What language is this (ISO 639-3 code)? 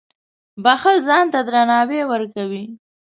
pus